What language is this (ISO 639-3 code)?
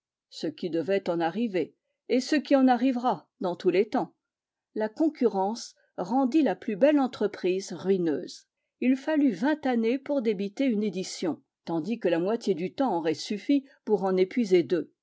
fra